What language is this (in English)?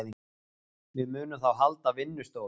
Icelandic